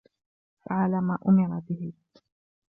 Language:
Arabic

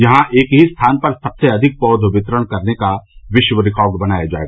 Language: Hindi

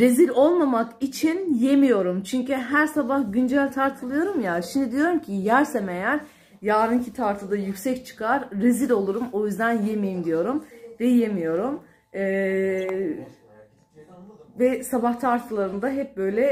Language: Turkish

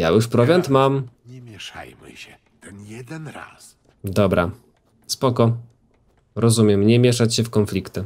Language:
Polish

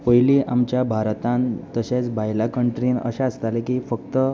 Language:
Konkani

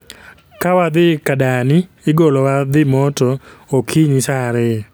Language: Luo (Kenya and Tanzania)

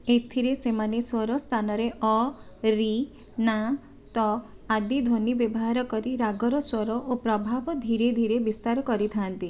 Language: Odia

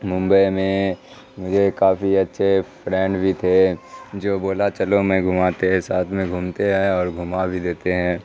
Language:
Urdu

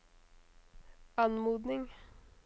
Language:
Norwegian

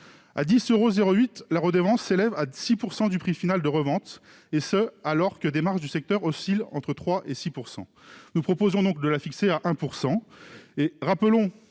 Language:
French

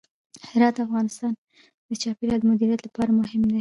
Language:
Pashto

